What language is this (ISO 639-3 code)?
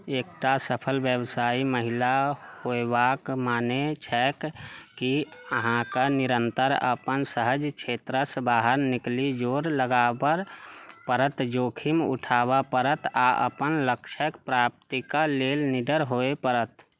mai